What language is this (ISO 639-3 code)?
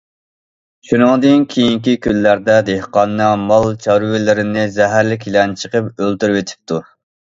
uig